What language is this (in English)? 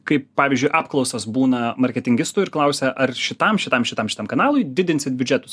Lithuanian